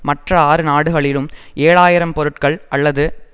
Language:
Tamil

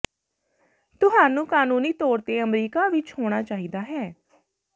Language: Punjabi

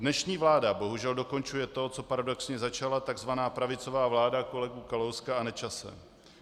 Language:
Czech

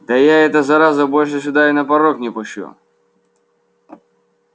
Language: Russian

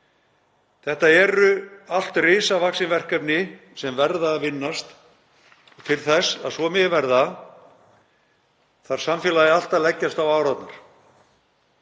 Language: Icelandic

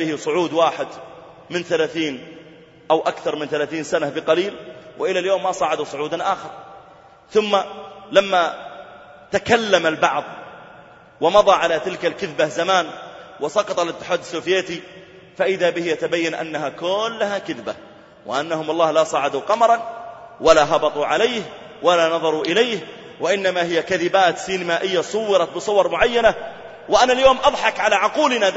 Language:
Arabic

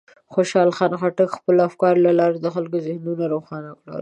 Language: Pashto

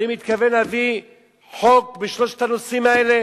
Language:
Hebrew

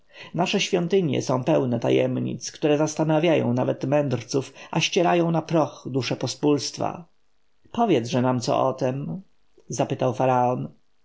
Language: Polish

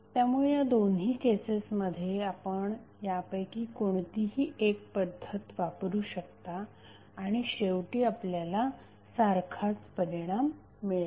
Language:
Marathi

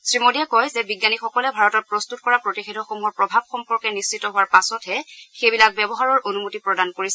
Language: Assamese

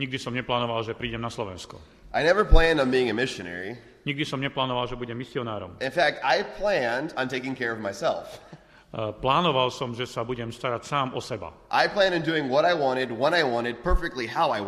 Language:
Slovak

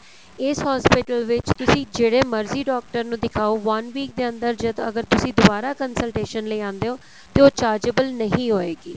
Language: Punjabi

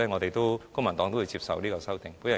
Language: Cantonese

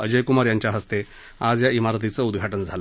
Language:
Marathi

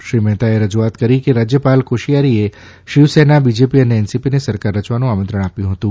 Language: Gujarati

